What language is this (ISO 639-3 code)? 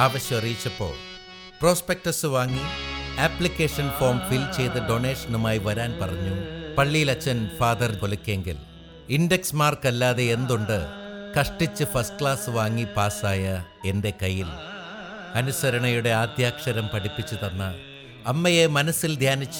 mal